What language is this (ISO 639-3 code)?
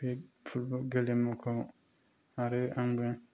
brx